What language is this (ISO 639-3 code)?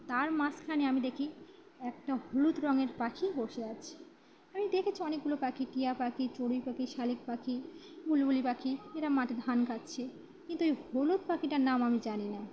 ben